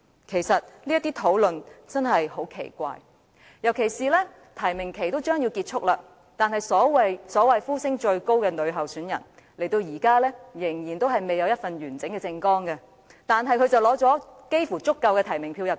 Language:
Cantonese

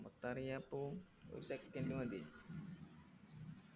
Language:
Malayalam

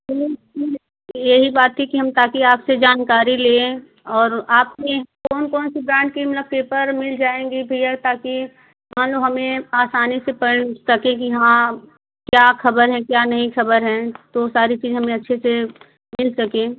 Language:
Hindi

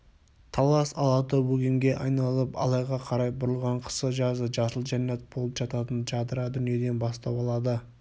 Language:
Kazakh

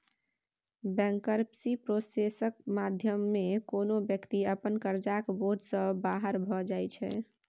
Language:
Maithili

